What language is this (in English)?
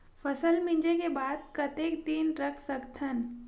Chhattisgarhi